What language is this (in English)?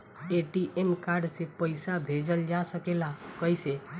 Bhojpuri